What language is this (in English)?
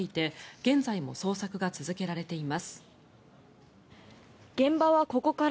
Japanese